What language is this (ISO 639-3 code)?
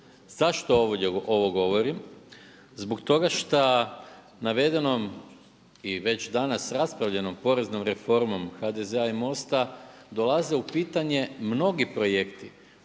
hrv